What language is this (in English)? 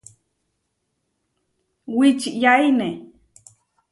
Huarijio